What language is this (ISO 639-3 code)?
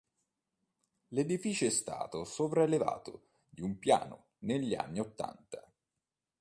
ita